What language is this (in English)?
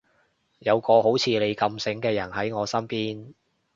Cantonese